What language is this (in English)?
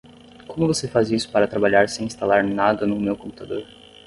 Portuguese